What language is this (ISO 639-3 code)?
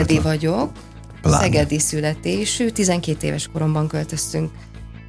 hun